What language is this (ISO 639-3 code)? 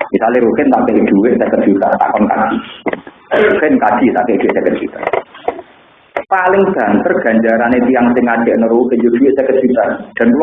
ind